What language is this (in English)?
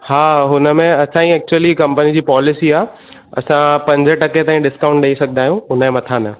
Sindhi